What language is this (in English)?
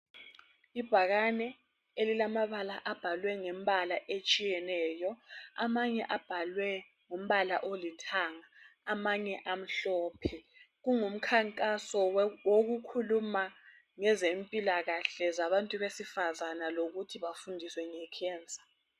North Ndebele